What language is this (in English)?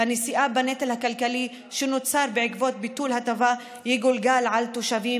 Hebrew